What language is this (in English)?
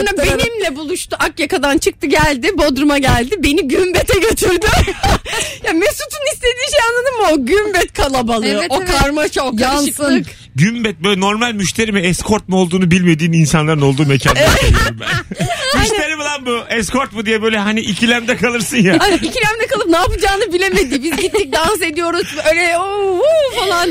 Turkish